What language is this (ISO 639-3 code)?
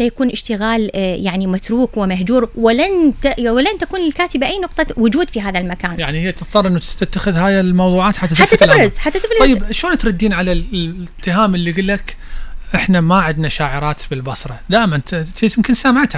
ara